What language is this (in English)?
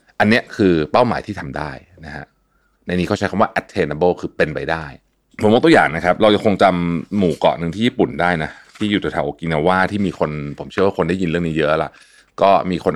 Thai